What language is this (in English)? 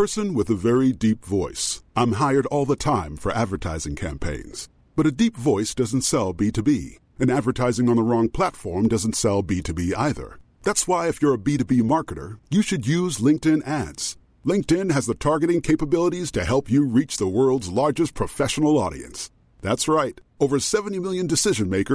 Filipino